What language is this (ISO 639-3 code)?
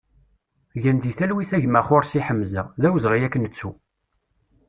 kab